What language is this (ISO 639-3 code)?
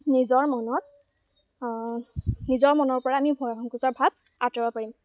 asm